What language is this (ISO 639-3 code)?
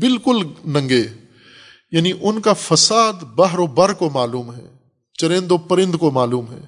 urd